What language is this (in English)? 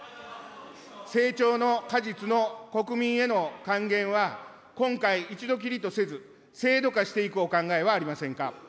Japanese